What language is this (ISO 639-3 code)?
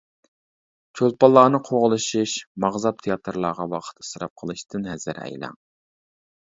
uig